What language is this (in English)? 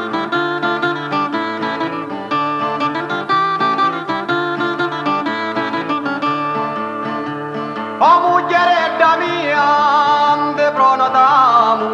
Italian